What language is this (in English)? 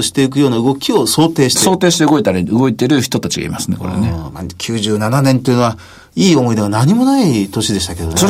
Japanese